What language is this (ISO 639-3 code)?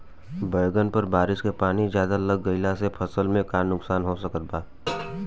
bho